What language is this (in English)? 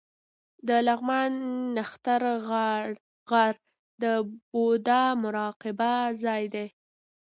Pashto